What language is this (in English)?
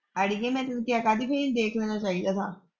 Punjabi